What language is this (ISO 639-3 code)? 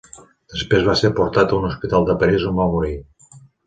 cat